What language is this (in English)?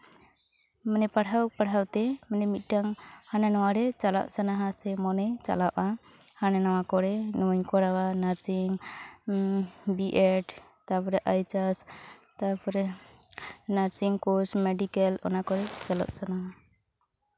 Santali